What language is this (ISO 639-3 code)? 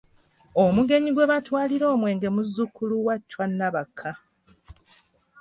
lug